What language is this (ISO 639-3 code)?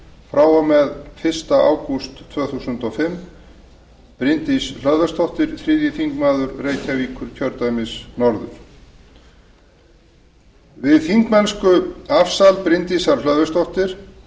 isl